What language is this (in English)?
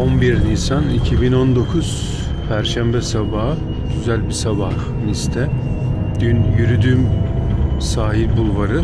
Turkish